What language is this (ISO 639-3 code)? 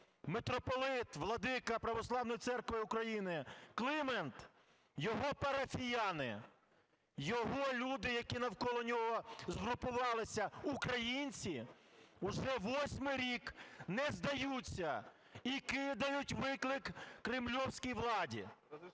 ukr